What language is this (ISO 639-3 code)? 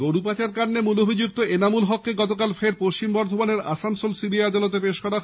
ben